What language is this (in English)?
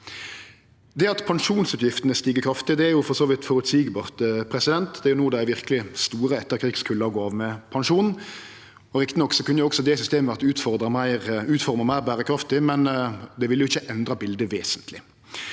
Norwegian